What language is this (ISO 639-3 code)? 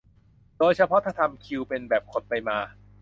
tha